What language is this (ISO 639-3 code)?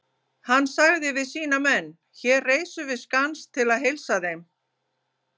isl